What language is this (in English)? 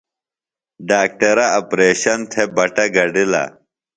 Phalura